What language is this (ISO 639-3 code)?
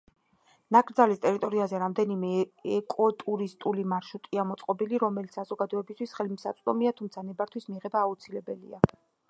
kat